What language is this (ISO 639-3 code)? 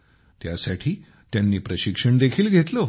mar